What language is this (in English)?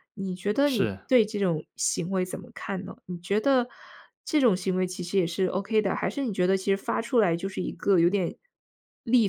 Chinese